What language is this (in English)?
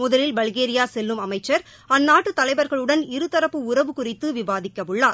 Tamil